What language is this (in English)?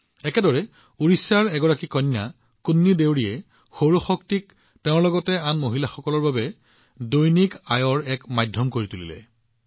Assamese